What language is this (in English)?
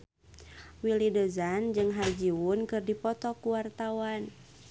Sundanese